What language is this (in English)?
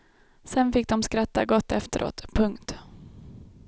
Swedish